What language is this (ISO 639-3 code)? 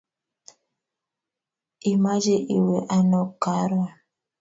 kln